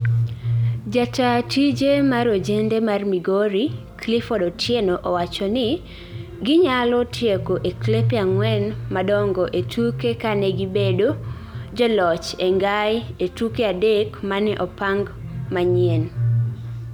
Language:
Luo (Kenya and Tanzania)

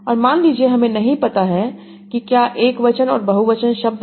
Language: Hindi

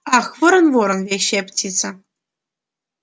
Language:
Russian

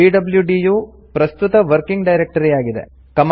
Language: Kannada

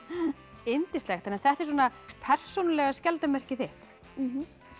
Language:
Icelandic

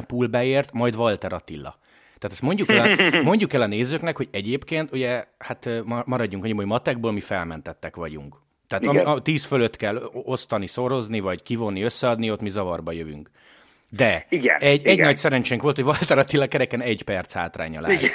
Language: Hungarian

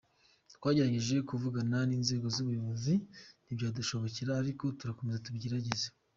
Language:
Kinyarwanda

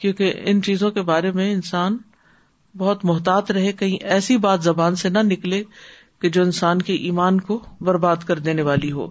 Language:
Urdu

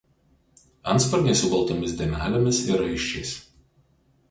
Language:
Lithuanian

